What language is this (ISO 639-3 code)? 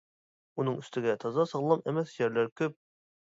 uig